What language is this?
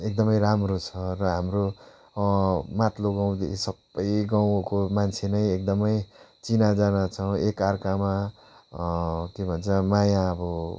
Nepali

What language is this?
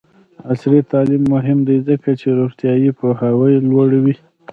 Pashto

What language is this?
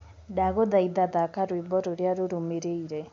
Kikuyu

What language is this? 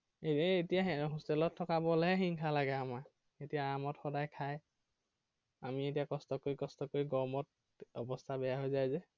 Assamese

